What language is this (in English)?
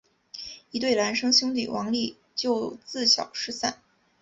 Chinese